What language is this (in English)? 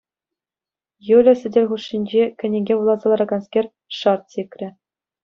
Chuvash